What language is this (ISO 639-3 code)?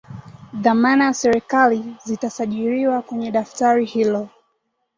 swa